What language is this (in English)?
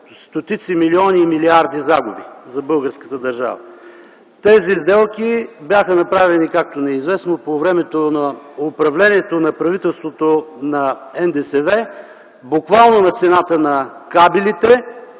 Bulgarian